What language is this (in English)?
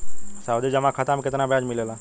Bhojpuri